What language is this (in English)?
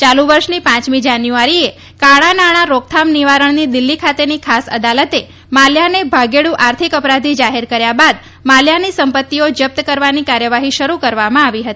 Gujarati